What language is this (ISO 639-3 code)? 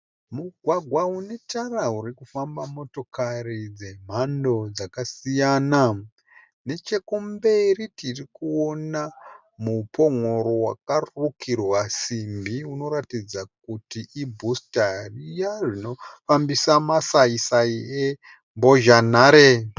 sna